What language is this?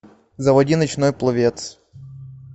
Russian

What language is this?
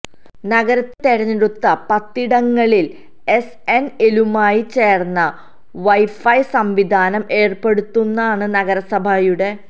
Malayalam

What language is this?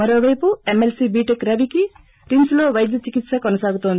Telugu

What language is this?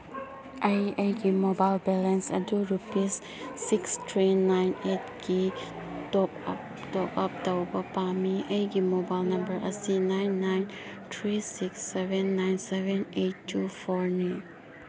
Manipuri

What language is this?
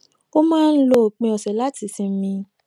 Yoruba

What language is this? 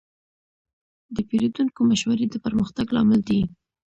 Pashto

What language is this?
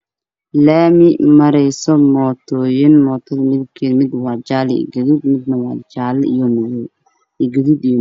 Somali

